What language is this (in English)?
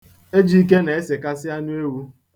Igbo